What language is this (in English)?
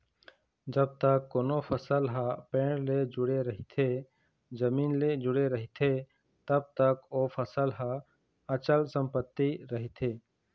Chhattisgarhi